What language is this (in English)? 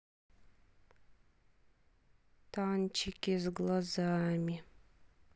Russian